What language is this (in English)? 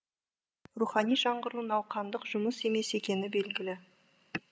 Kazakh